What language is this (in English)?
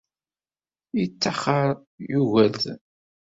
Kabyle